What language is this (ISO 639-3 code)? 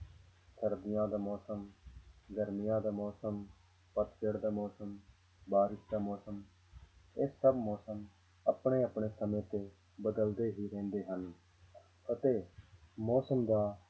pan